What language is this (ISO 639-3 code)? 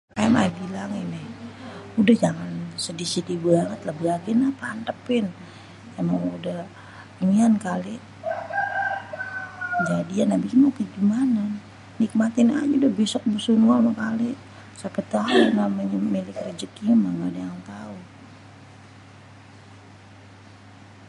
bew